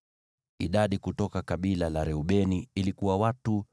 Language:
Swahili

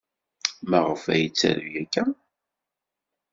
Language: Kabyle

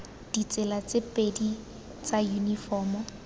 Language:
Tswana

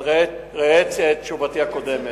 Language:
Hebrew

